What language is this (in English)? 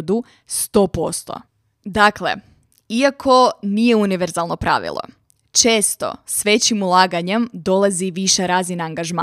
Croatian